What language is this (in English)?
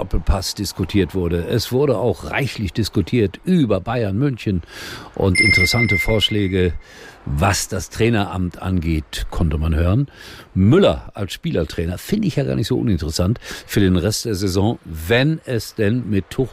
German